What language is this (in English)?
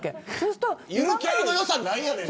Japanese